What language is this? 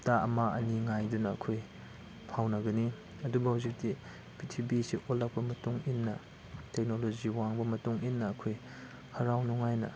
Manipuri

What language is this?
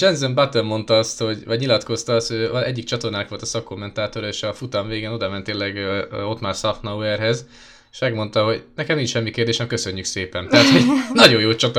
Hungarian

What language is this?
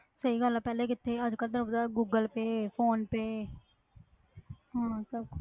Punjabi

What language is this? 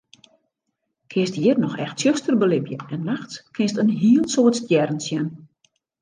Western Frisian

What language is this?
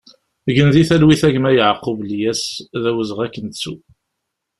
Kabyle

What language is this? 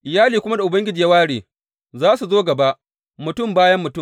Hausa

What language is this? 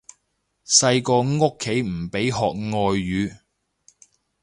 Cantonese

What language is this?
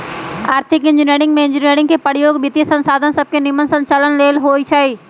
Magahi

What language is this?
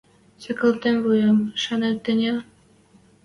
Western Mari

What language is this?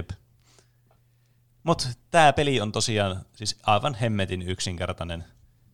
Finnish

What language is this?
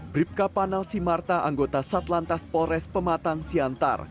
Indonesian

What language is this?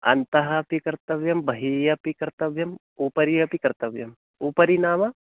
Sanskrit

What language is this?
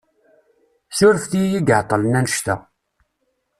Kabyle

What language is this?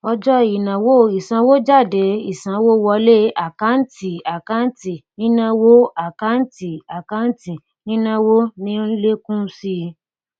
Yoruba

